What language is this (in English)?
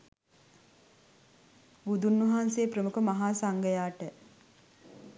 Sinhala